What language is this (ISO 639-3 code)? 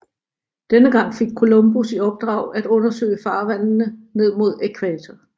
dan